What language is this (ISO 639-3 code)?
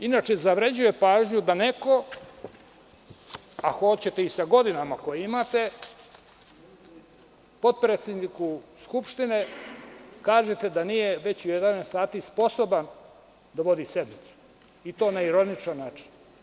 srp